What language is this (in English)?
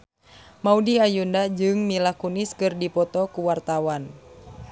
Sundanese